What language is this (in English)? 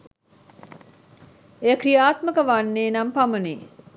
Sinhala